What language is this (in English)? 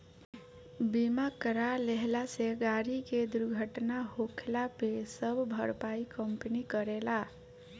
Bhojpuri